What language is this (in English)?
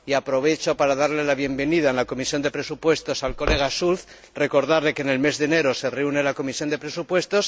Spanish